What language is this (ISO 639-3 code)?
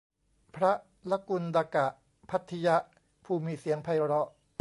tha